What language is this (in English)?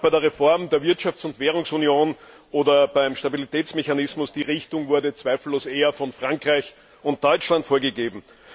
German